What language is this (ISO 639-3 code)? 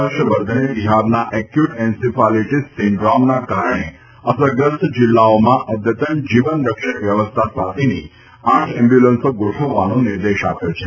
guj